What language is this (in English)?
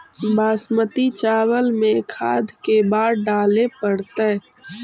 Magahi